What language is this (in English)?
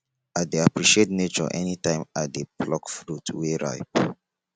Nigerian Pidgin